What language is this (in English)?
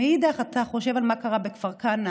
Hebrew